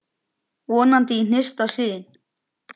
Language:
Icelandic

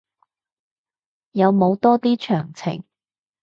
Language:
Cantonese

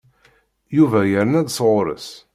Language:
Kabyle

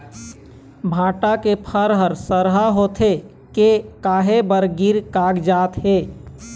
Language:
Chhattisgarhi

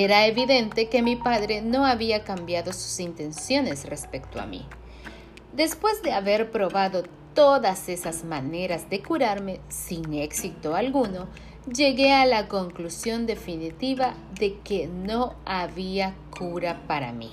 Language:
Spanish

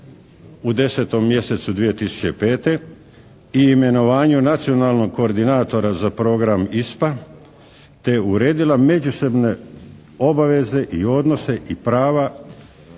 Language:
Croatian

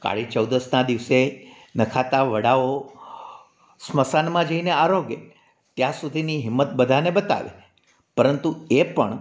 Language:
Gujarati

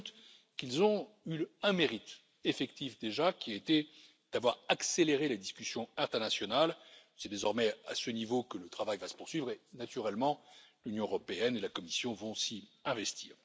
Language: French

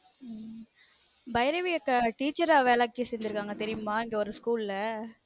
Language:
Tamil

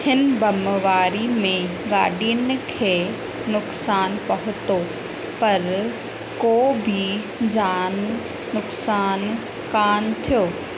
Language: Sindhi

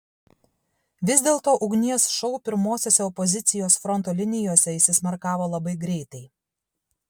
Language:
Lithuanian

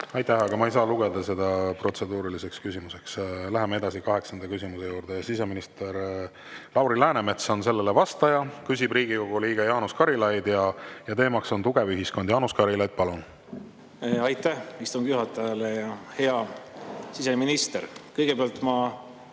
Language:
Estonian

